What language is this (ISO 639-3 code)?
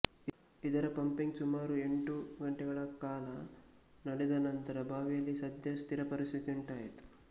kan